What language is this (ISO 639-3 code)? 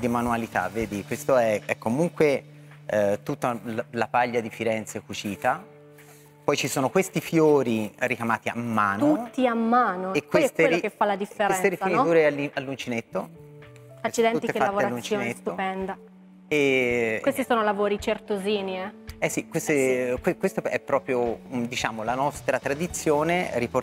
ita